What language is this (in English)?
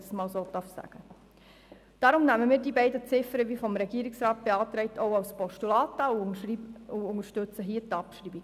Swiss German